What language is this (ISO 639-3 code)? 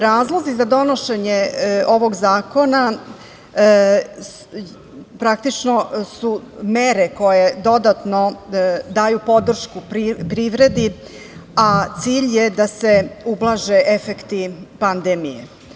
srp